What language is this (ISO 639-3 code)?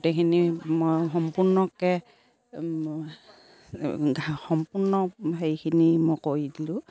asm